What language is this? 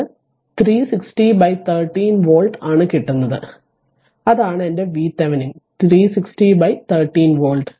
Malayalam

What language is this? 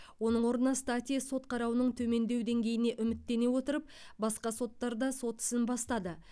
Kazakh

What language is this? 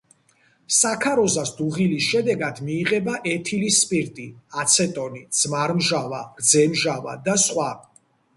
Georgian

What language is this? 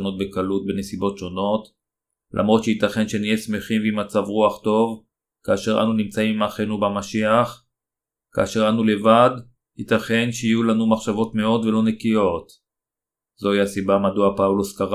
Hebrew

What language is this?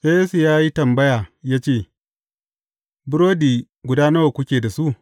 Hausa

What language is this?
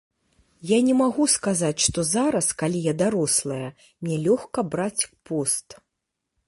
Belarusian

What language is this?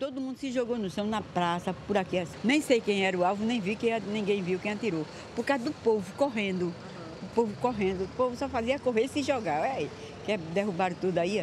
Portuguese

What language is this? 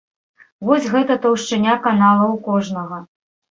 Belarusian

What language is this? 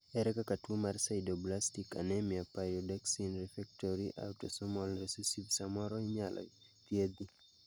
Luo (Kenya and Tanzania)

